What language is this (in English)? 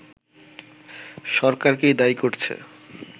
Bangla